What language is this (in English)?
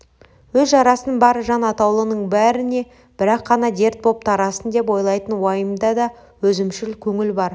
Kazakh